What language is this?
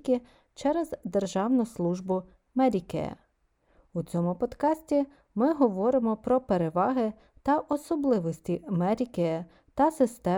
Ukrainian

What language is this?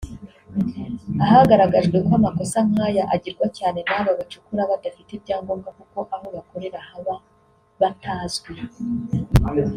Kinyarwanda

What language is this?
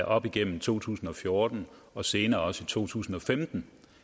Danish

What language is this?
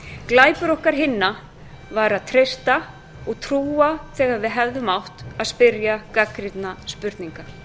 Icelandic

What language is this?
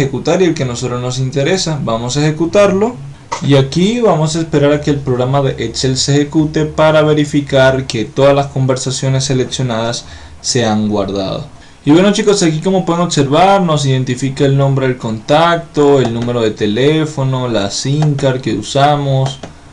Spanish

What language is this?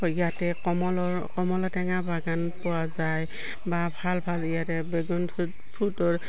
Assamese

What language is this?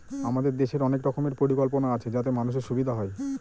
Bangla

